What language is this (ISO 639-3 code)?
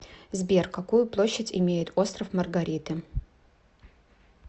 rus